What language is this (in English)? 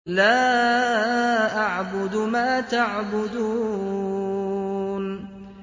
Arabic